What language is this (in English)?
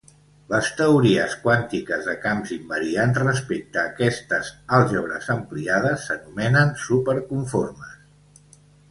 Catalan